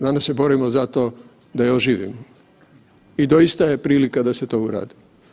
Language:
Croatian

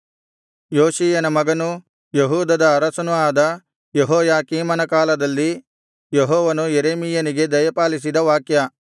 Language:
Kannada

